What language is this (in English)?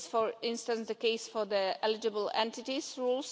English